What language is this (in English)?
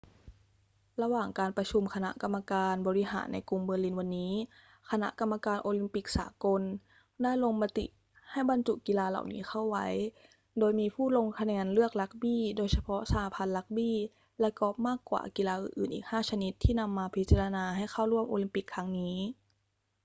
Thai